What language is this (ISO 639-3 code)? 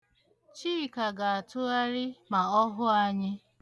ibo